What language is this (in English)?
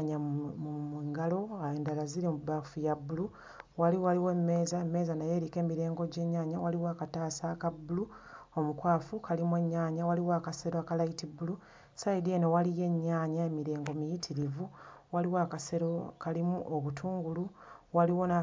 Ganda